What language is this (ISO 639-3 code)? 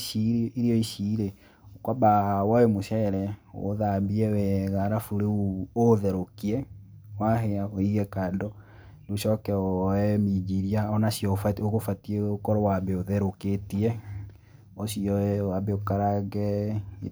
kik